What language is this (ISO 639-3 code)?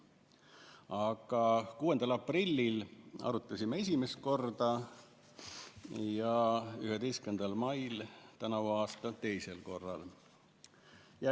est